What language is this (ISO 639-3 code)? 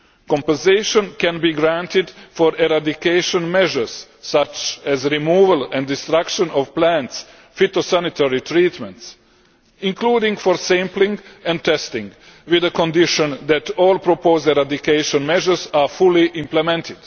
eng